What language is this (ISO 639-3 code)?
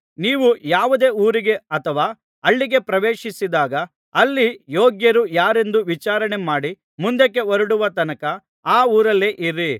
kan